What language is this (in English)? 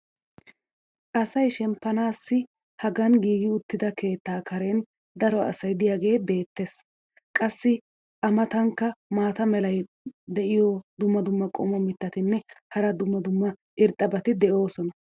Wolaytta